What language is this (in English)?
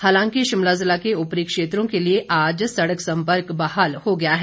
Hindi